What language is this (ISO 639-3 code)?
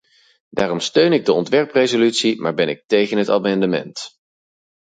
nld